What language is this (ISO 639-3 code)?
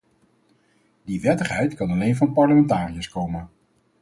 nld